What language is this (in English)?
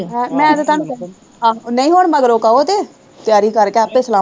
Punjabi